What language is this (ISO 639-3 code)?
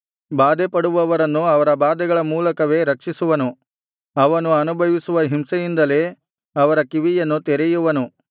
kan